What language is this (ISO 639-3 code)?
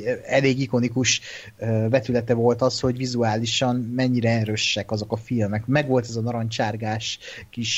hun